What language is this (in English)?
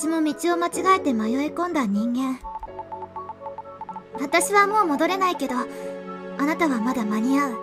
Japanese